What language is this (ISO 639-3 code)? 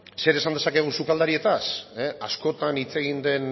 eus